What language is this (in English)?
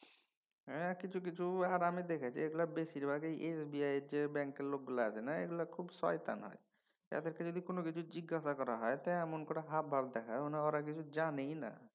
Bangla